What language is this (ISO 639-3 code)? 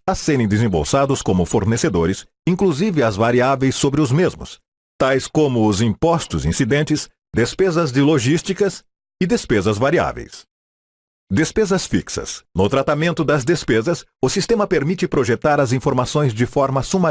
por